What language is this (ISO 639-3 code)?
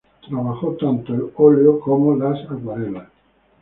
spa